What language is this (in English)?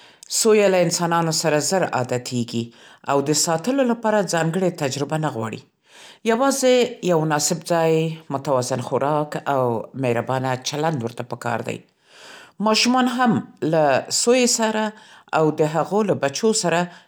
Central Pashto